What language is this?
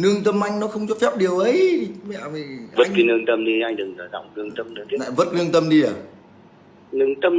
Vietnamese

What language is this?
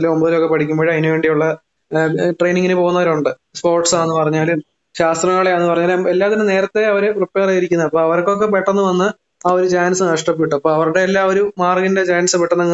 Malayalam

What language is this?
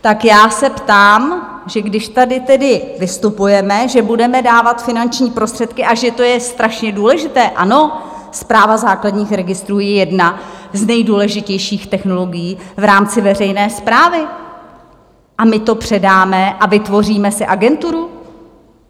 Czech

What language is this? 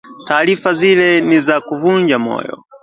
Swahili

